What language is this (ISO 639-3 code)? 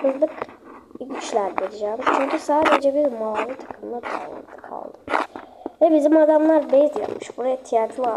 tur